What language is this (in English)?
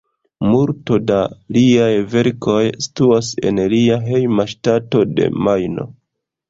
Esperanto